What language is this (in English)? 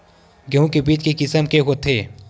Chhattisgarhi